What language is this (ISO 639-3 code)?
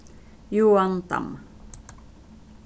fao